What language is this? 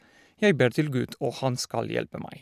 Norwegian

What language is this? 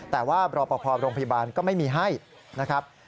Thai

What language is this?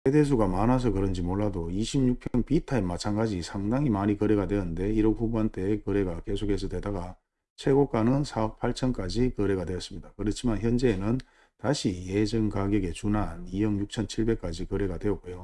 Korean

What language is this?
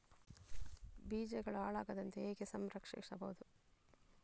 Kannada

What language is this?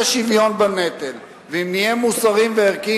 Hebrew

